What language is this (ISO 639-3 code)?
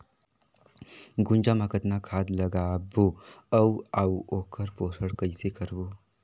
hne